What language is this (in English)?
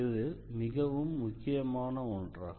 Tamil